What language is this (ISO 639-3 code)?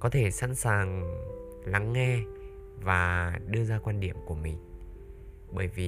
vie